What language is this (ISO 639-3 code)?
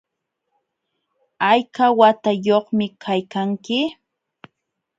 qxw